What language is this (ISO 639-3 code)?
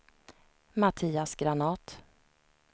swe